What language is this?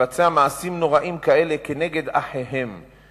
Hebrew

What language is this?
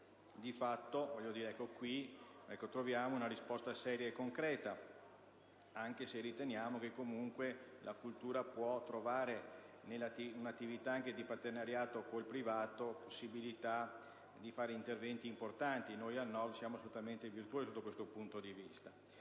Italian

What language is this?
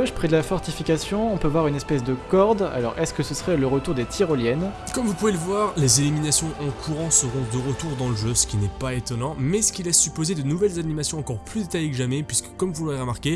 French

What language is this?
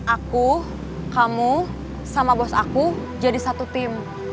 Indonesian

